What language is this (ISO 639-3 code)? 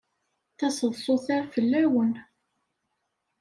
kab